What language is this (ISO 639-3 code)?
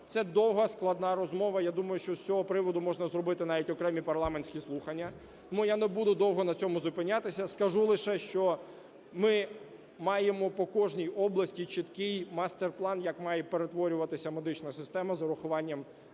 ukr